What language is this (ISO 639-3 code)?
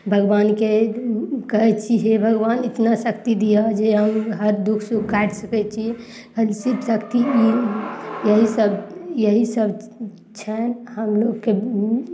mai